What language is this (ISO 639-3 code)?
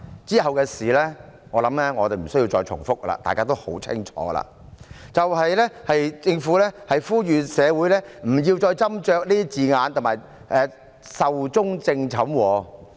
yue